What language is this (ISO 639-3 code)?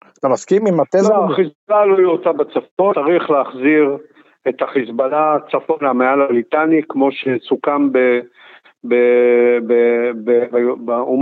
heb